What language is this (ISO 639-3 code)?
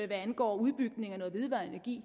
dan